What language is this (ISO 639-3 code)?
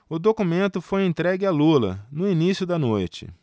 por